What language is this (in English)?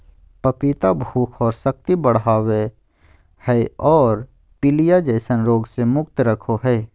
Magahi